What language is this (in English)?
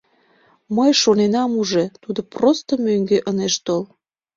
Mari